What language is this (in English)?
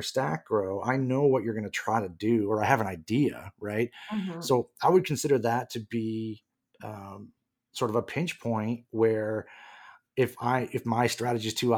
English